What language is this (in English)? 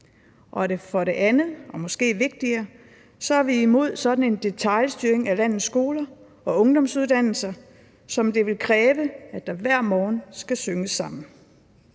Danish